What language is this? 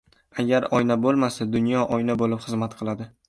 Uzbek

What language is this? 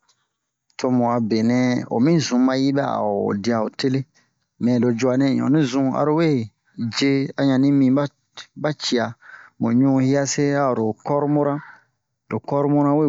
Bomu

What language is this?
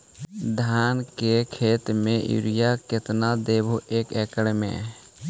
Magahi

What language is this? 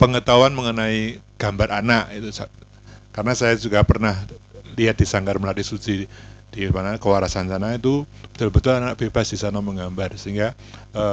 Indonesian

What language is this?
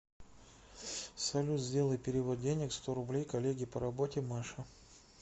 Russian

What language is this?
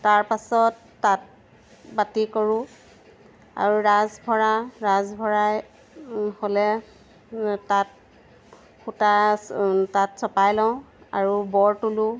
Assamese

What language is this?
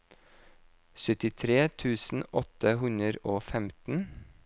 Norwegian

